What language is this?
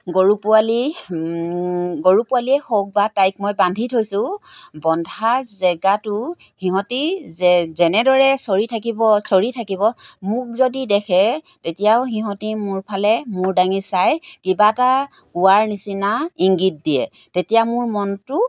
Assamese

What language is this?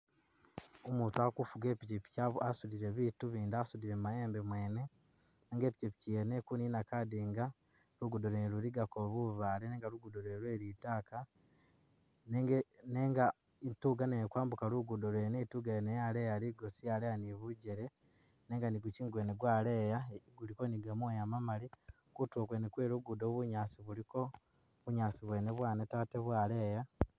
Masaaba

